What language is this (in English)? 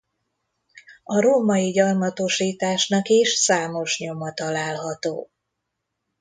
Hungarian